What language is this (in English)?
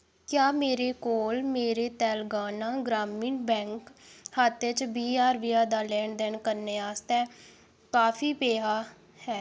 Dogri